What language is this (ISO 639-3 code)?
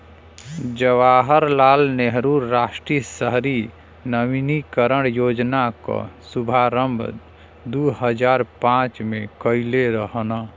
bho